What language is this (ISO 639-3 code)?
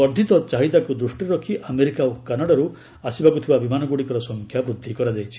ori